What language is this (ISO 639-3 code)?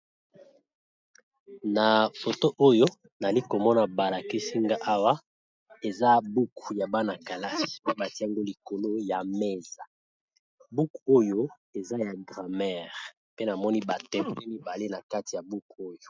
lin